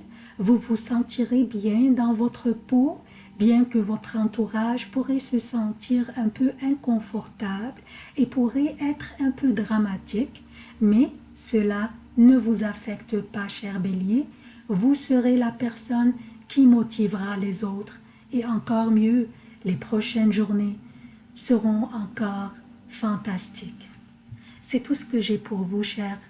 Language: French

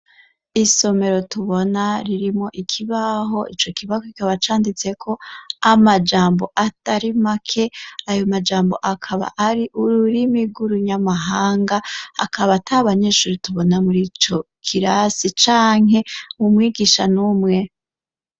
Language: Rundi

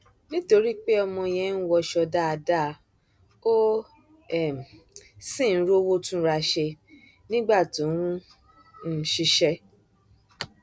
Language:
Yoruba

